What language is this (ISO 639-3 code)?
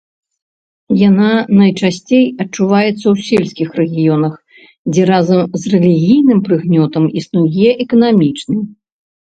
bel